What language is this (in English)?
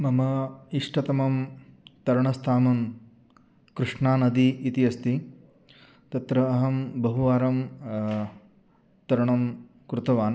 Sanskrit